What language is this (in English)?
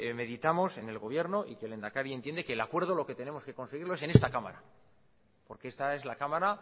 Spanish